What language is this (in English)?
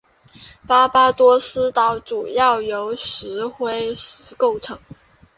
Chinese